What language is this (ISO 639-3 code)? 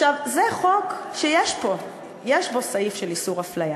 heb